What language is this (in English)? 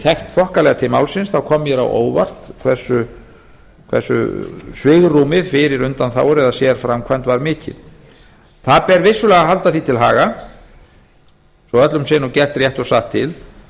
Icelandic